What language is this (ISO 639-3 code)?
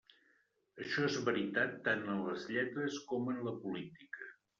cat